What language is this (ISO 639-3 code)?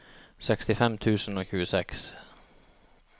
nor